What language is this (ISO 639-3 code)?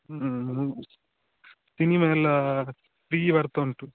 kan